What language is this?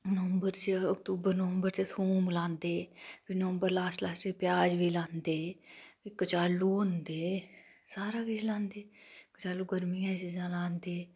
Dogri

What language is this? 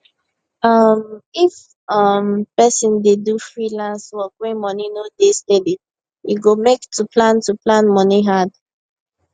Nigerian Pidgin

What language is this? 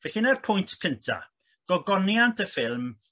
Welsh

